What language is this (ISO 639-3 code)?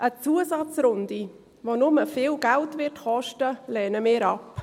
gsw